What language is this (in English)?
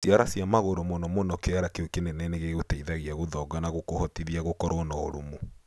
Kikuyu